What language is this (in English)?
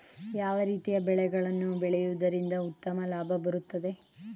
Kannada